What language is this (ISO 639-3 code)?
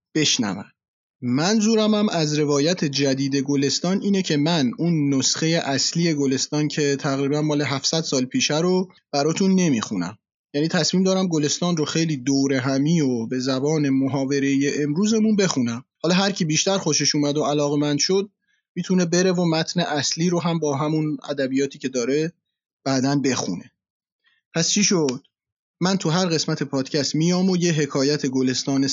fas